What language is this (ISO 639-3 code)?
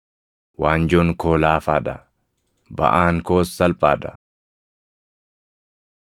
orm